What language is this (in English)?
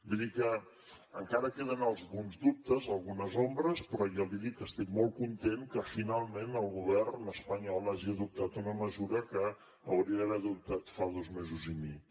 Catalan